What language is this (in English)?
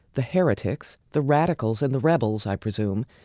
English